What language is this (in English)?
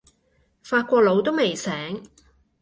Cantonese